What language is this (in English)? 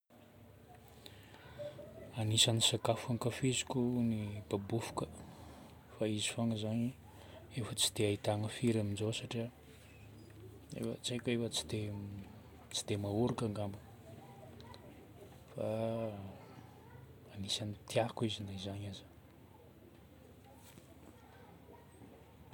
Northern Betsimisaraka Malagasy